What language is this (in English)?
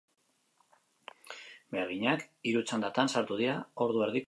Basque